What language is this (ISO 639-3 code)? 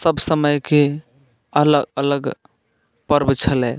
mai